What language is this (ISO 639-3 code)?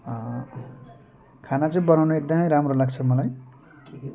nep